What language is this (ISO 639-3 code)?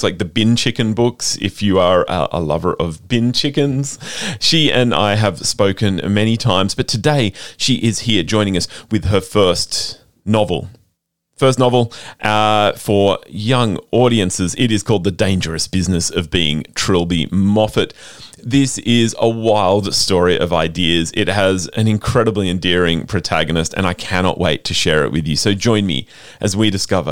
eng